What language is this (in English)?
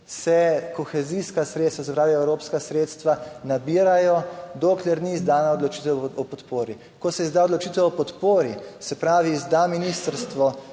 Slovenian